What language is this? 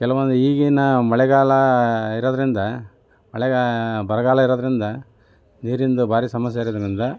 Kannada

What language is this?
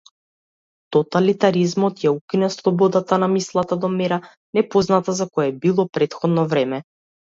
Macedonian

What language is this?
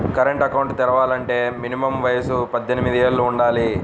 Telugu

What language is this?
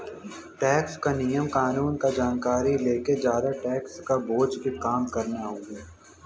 Bhojpuri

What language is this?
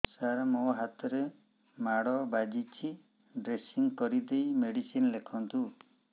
Odia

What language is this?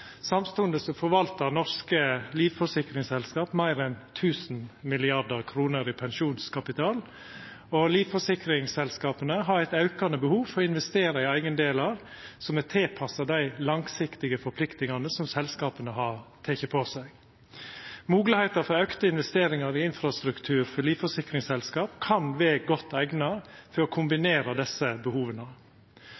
Norwegian Nynorsk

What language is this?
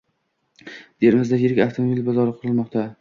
Uzbek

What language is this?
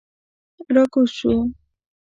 Pashto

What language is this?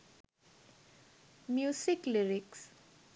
Sinhala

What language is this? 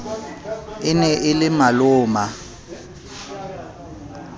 Southern Sotho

